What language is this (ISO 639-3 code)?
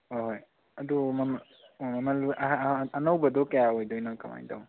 mni